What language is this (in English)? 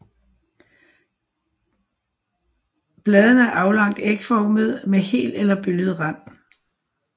Danish